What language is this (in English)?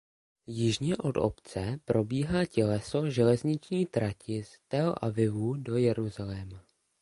Czech